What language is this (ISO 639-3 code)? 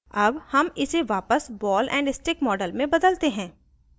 hin